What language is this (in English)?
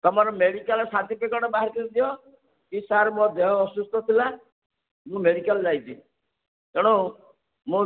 Odia